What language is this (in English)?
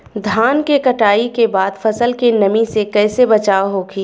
Bhojpuri